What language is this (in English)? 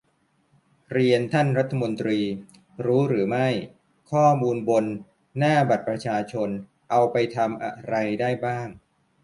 Thai